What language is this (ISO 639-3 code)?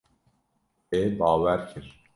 kur